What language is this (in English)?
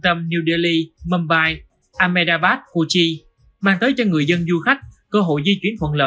Vietnamese